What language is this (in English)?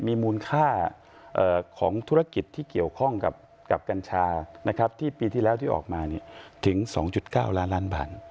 Thai